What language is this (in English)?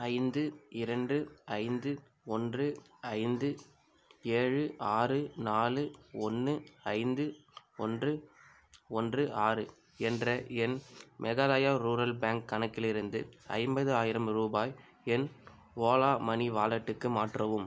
Tamil